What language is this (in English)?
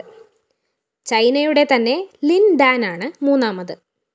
Malayalam